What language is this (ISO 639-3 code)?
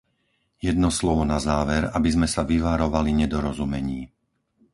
slk